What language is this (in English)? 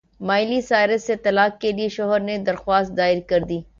Urdu